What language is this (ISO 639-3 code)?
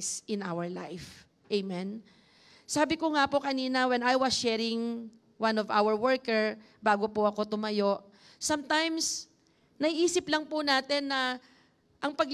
eng